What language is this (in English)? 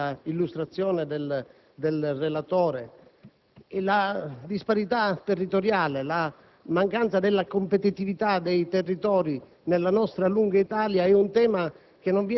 Italian